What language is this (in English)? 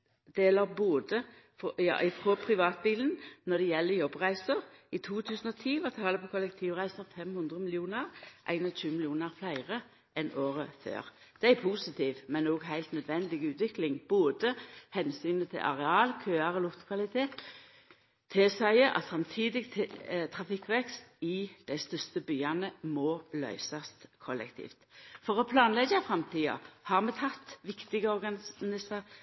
Norwegian Nynorsk